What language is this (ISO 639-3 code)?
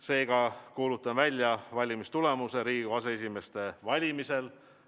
est